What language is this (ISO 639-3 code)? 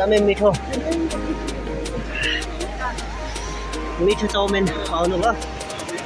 tha